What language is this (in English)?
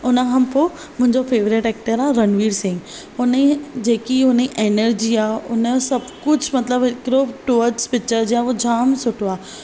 Sindhi